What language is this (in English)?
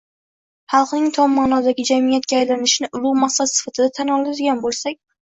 Uzbek